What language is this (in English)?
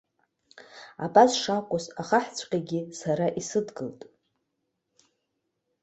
Abkhazian